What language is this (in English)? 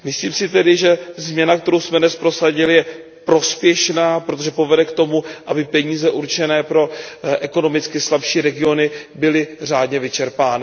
Czech